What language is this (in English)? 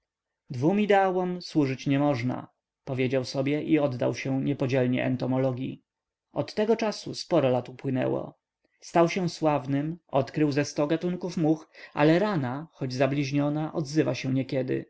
Polish